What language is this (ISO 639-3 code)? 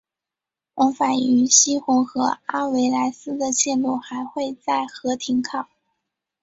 zho